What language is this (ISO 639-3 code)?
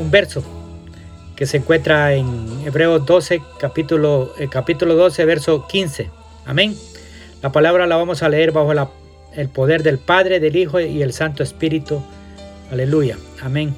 spa